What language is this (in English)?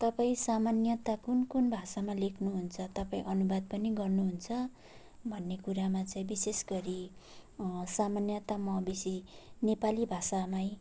Nepali